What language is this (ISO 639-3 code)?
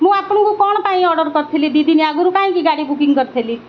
ori